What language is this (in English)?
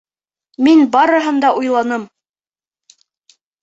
Bashkir